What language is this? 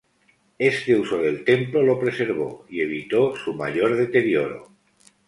Spanish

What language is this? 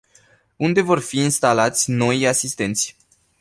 Romanian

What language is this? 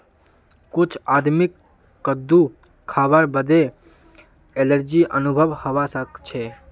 Magahi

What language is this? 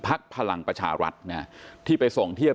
Thai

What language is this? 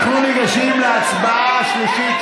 Hebrew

